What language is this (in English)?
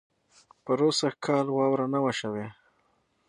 Pashto